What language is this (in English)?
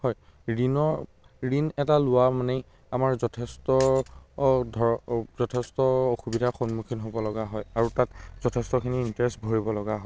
Assamese